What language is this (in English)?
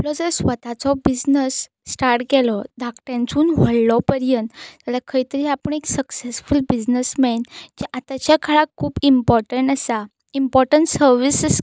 Konkani